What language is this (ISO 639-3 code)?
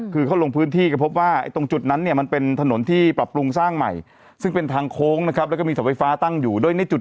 tha